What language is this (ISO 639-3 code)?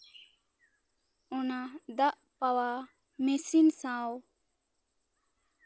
sat